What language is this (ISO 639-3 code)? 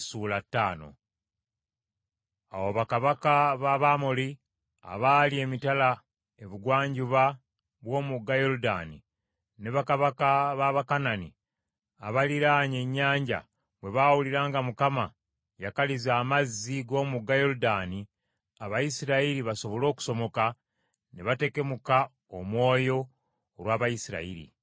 lug